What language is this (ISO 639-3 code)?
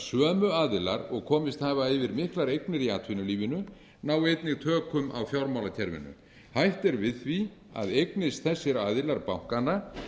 isl